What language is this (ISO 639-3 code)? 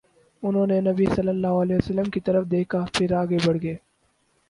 urd